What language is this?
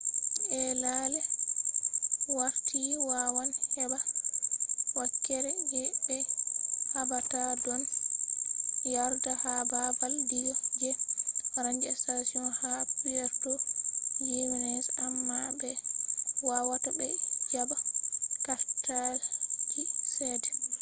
Fula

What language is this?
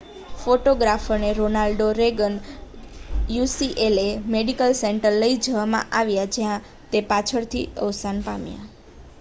Gujarati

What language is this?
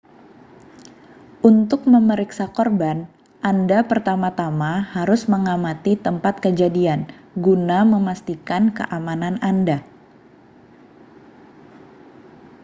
Indonesian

